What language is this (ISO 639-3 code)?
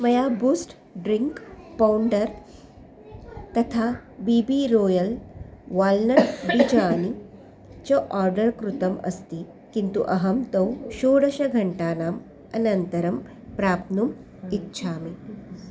san